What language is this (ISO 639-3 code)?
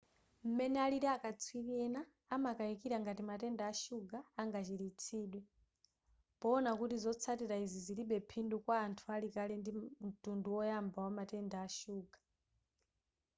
nya